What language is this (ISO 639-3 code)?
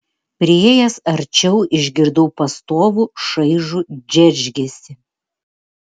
lit